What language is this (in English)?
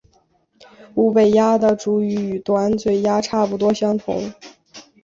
Chinese